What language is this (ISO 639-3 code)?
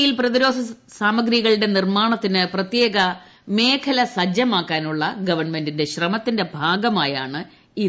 mal